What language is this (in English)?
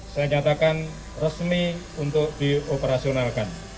Indonesian